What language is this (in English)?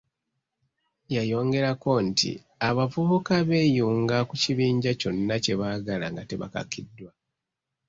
Ganda